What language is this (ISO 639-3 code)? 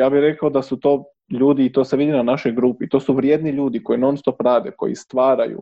hrv